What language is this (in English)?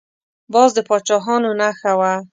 Pashto